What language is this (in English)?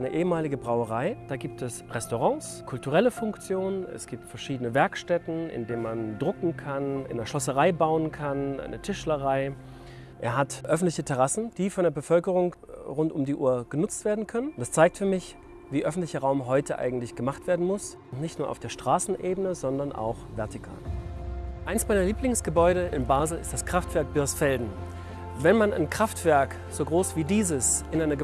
German